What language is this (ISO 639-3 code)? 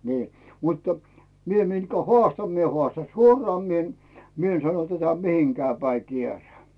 fin